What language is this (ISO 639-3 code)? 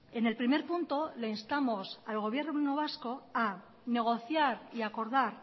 spa